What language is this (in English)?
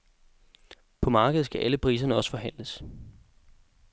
Danish